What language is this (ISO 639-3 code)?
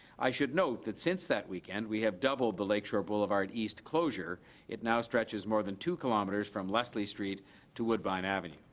eng